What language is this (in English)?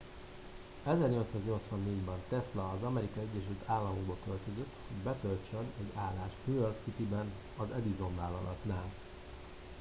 Hungarian